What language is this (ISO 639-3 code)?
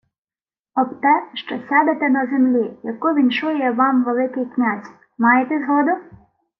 ukr